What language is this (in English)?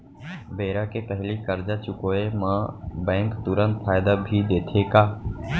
Chhattisgarhi